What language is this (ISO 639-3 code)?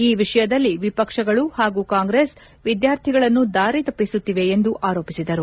kan